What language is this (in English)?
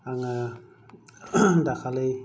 Bodo